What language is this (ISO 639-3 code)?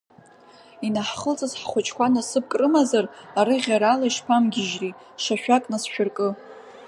abk